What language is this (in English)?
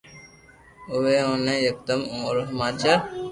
Loarki